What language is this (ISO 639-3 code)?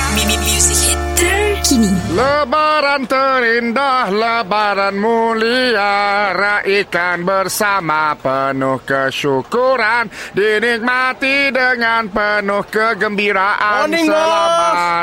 msa